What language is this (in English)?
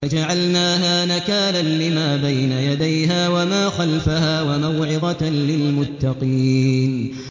Arabic